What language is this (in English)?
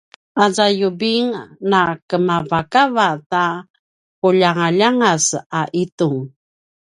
Paiwan